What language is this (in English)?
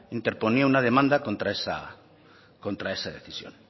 Spanish